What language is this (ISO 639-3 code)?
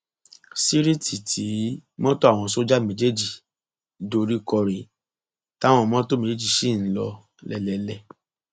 yor